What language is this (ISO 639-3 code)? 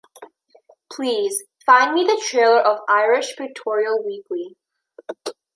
eng